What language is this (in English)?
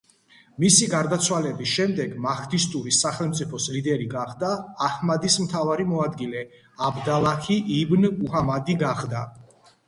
Georgian